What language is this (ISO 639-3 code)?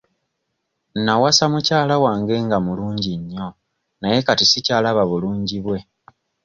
lug